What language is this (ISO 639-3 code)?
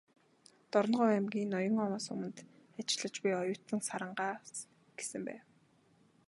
mon